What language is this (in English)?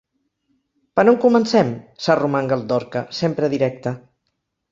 Catalan